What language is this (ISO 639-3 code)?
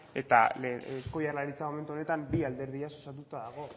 eus